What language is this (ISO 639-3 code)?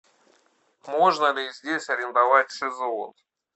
rus